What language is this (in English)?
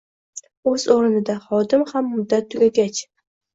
Uzbek